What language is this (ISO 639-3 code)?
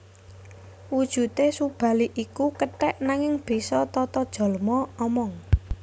jav